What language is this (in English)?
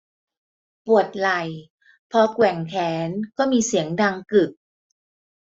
Thai